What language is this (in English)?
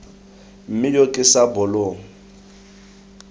Tswana